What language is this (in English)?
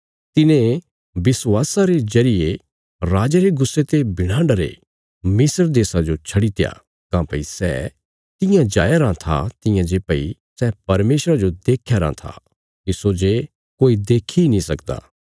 Bilaspuri